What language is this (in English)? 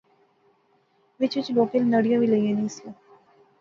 Pahari-Potwari